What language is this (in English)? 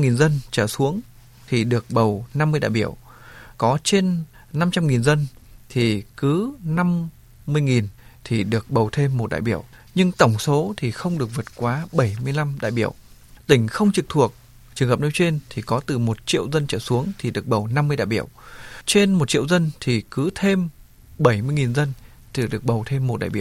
Vietnamese